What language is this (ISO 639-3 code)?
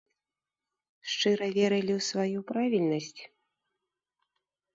bel